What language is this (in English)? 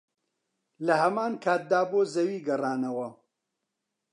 Central Kurdish